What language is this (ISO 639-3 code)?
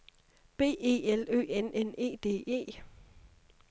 dan